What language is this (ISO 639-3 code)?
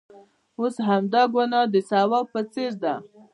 pus